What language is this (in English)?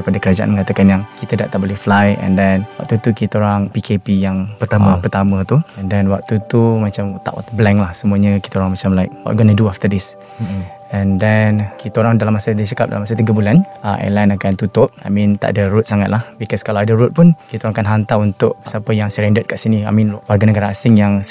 Malay